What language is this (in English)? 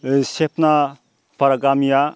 Bodo